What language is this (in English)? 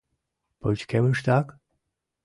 Mari